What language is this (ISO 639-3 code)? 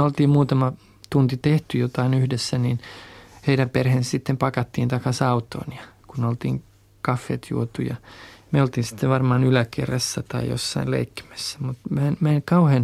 fin